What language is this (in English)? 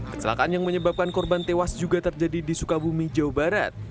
Indonesian